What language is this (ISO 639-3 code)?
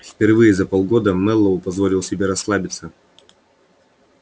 rus